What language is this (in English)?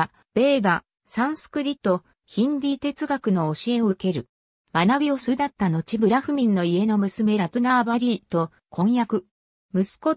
Japanese